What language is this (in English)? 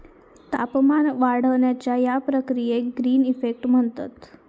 Marathi